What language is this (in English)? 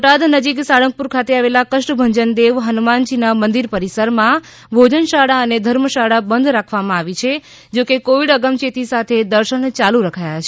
Gujarati